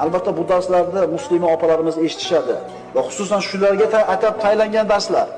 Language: Uzbek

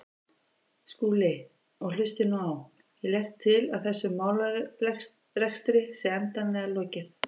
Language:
Icelandic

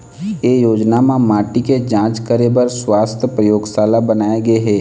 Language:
Chhattisgarhi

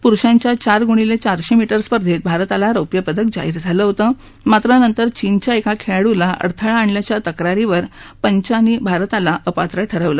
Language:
Marathi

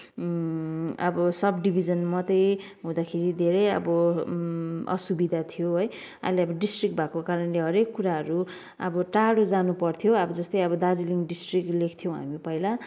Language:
Nepali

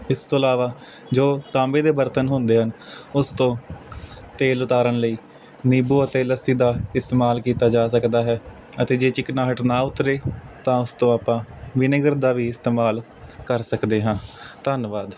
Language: Punjabi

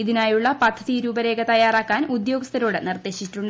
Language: Malayalam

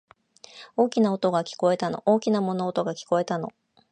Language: Japanese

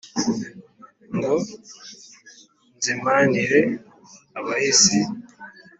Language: Kinyarwanda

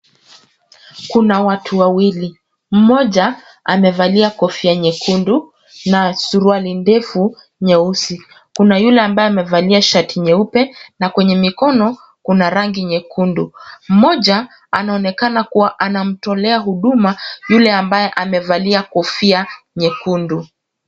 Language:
Swahili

